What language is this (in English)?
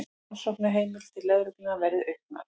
Icelandic